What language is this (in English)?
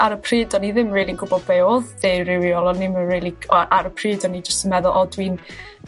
Welsh